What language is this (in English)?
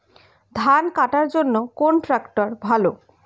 Bangla